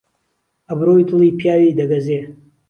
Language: Central Kurdish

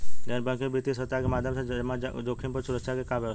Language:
Bhojpuri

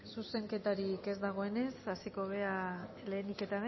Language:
Basque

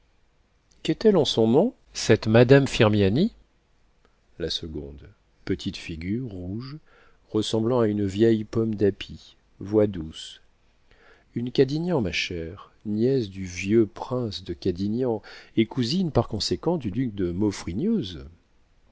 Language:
French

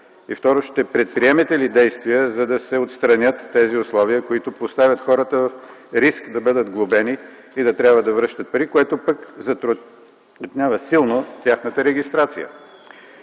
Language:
Bulgarian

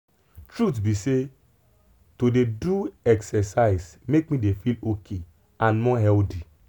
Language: Nigerian Pidgin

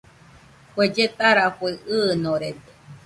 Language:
Nüpode Huitoto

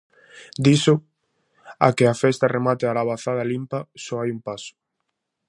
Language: Galician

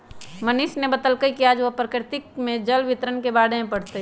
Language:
Magahi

